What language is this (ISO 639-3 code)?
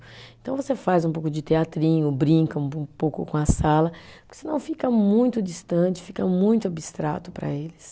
por